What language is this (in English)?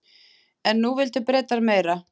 Icelandic